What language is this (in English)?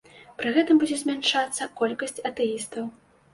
Belarusian